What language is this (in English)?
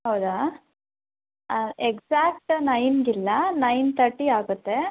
Kannada